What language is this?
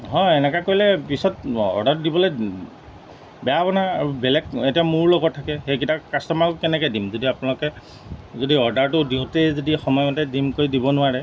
Assamese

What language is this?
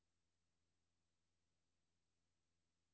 Danish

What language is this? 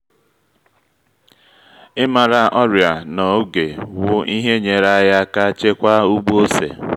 Igbo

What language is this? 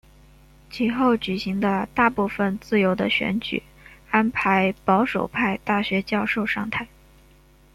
Chinese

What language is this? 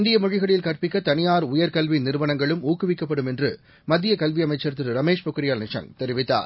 Tamil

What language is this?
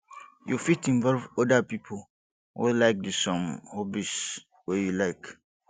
Nigerian Pidgin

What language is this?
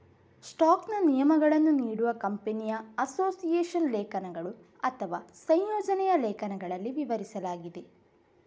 Kannada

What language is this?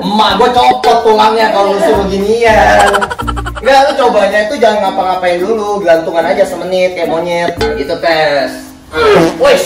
Indonesian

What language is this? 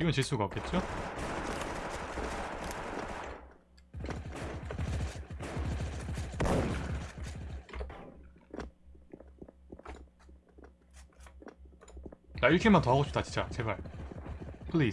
Korean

